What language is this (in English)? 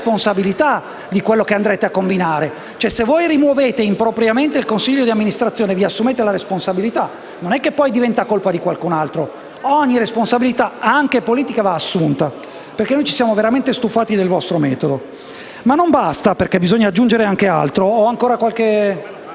Italian